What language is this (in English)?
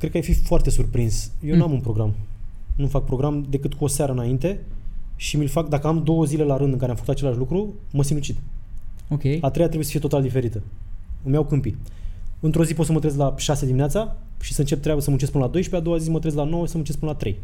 Romanian